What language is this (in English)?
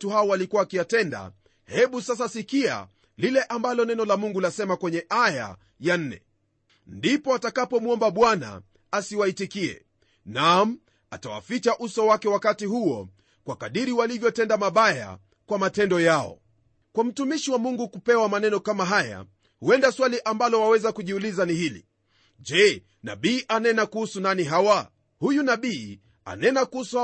Swahili